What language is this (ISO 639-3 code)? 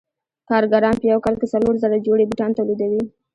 pus